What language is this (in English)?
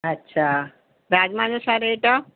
Sindhi